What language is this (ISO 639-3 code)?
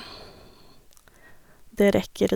nor